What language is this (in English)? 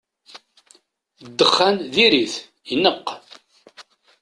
Kabyle